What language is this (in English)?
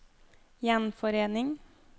Norwegian